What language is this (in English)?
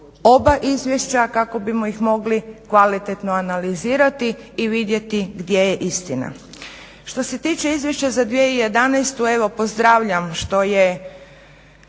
Croatian